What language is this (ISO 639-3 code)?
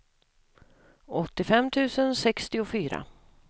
swe